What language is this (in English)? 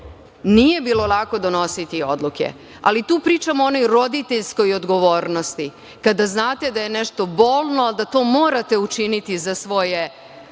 Serbian